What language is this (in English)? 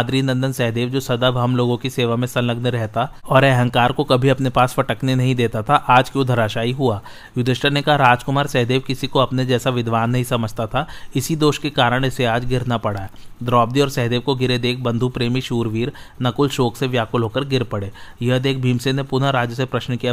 Hindi